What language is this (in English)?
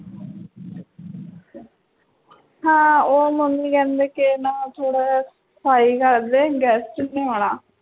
Punjabi